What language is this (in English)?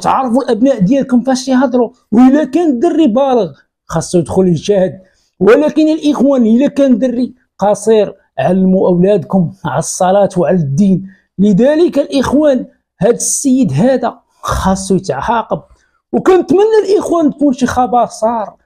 Arabic